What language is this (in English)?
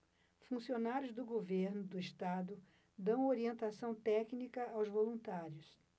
Portuguese